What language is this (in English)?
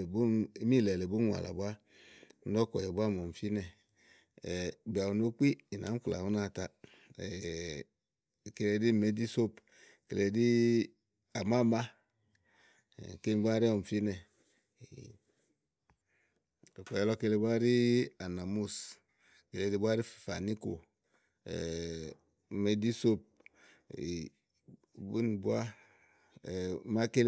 Igo